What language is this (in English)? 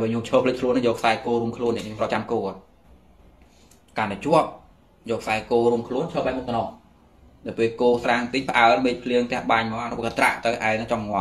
Vietnamese